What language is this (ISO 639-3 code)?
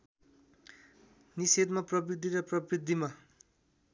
nep